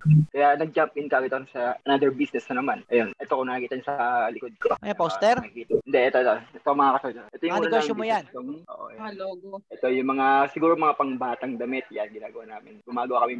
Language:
Filipino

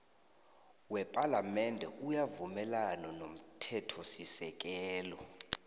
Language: South Ndebele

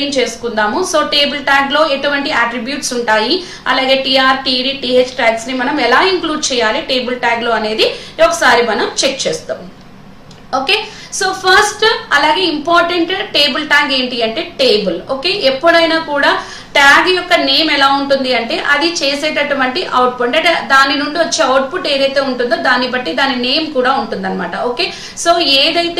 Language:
Hindi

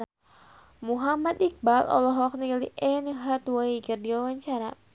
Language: Sundanese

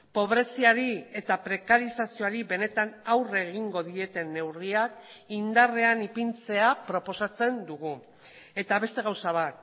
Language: Basque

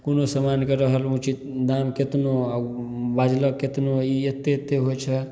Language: Maithili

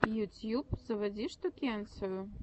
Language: Russian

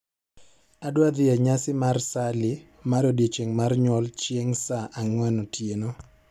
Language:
Luo (Kenya and Tanzania)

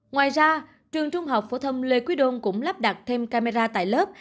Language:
Vietnamese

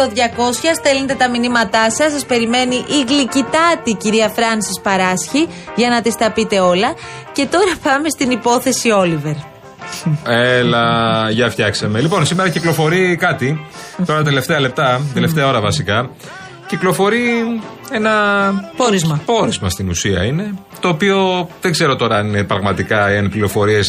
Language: Greek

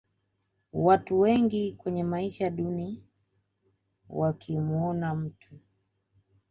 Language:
Swahili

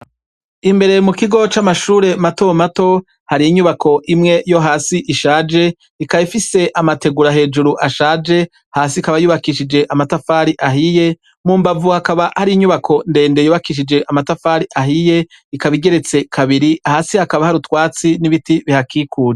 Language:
Rundi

